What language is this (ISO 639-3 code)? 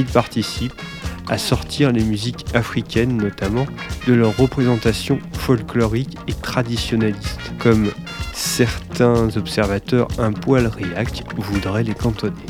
fra